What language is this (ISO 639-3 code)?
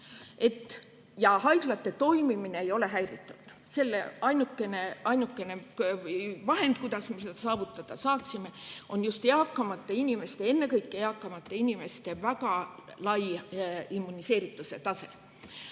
est